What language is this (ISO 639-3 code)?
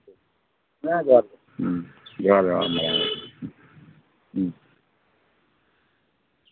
sat